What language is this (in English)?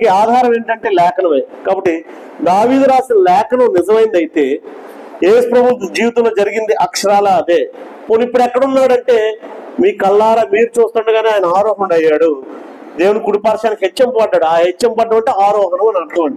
Telugu